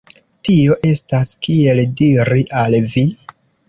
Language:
Esperanto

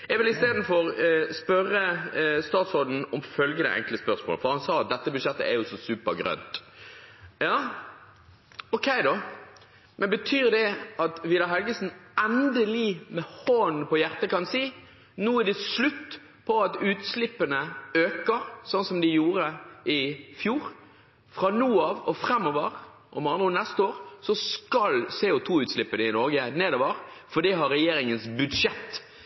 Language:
Norwegian Bokmål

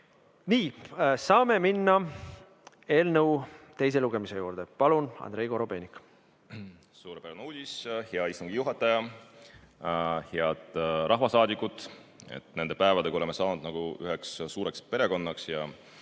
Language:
Estonian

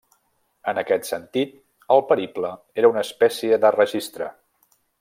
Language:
Catalan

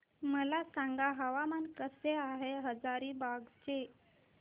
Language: Marathi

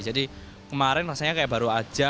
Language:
Indonesian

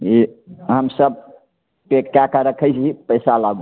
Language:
Maithili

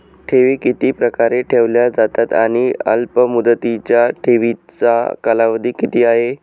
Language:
Marathi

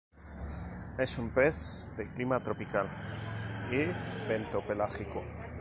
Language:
Spanish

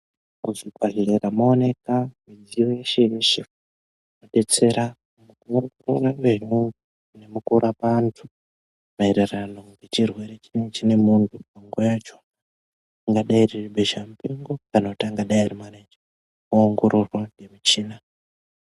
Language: Ndau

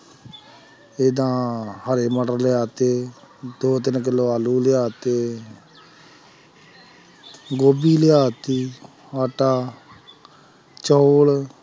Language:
Punjabi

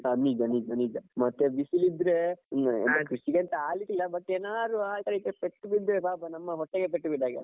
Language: Kannada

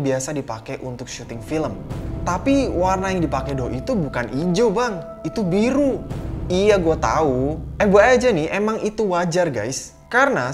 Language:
Indonesian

